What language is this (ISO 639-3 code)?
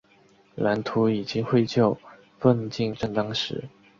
zho